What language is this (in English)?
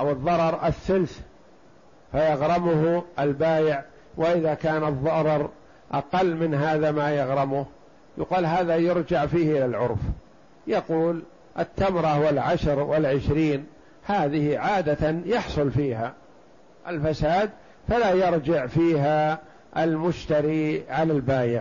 Arabic